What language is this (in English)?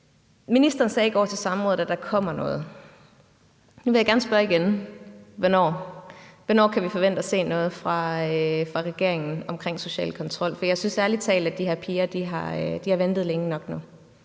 Danish